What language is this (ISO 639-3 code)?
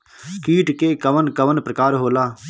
bho